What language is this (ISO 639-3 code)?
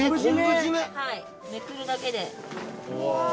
jpn